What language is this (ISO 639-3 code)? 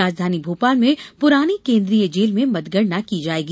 hin